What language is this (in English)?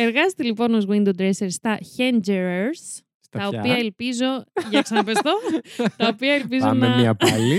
Greek